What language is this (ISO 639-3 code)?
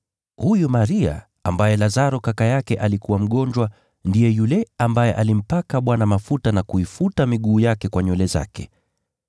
swa